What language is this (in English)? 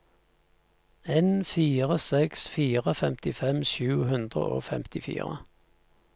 Norwegian